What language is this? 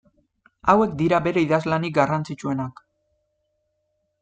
Basque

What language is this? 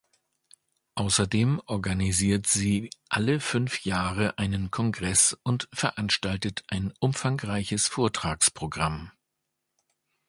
German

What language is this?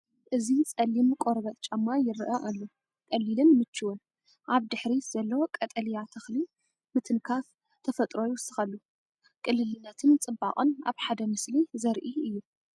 Tigrinya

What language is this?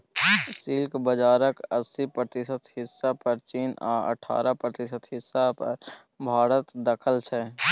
Maithili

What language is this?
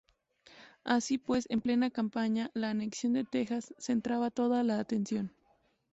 Spanish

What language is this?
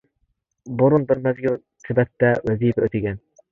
Uyghur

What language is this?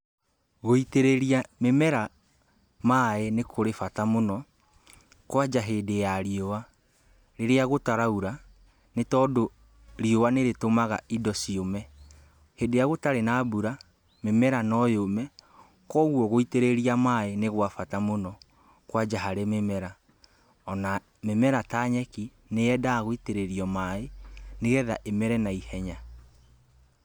Kikuyu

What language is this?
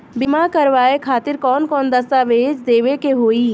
Bhojpuri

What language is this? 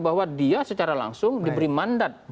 Indonesian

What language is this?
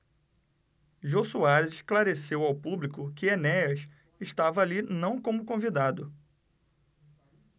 Portuguese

